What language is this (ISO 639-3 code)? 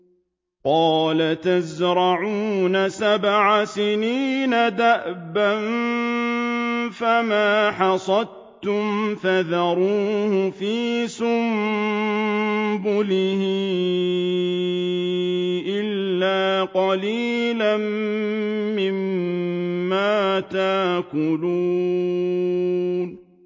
ara